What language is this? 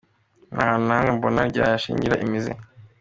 Kinyarwanda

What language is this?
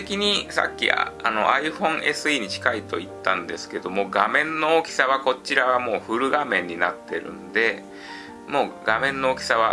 Japanese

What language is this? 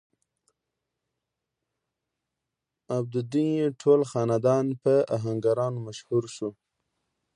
Pashto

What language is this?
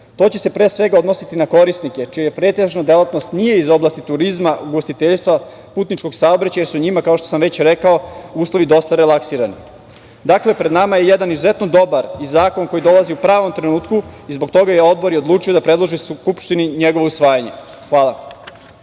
Serbian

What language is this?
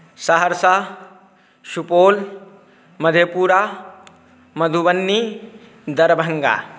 Maithili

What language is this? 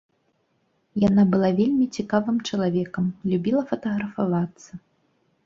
Belarusian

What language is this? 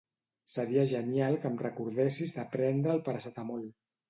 Catalan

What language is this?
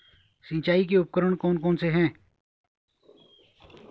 Hindi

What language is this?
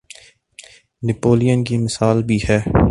Urdu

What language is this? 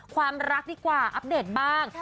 Thai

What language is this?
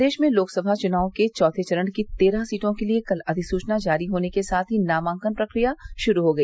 Hindi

